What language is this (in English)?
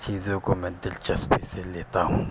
Urdu